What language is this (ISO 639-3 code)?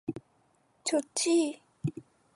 kor